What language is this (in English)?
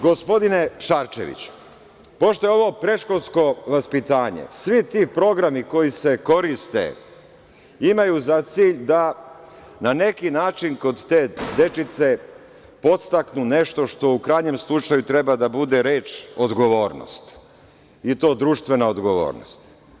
Serbian